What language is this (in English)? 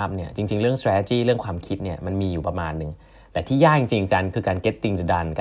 Thai